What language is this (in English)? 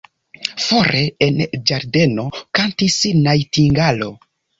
Esperanto